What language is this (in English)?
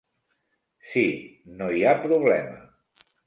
Catalan